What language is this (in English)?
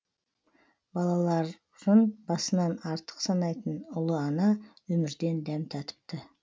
Kazakh